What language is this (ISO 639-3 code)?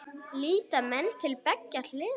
isl